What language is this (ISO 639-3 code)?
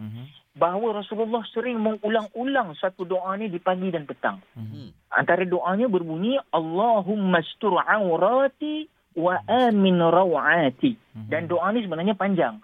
msa